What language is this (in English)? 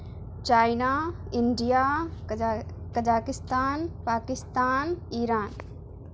Urdu